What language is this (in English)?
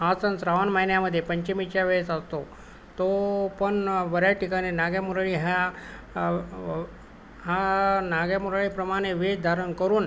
Marathi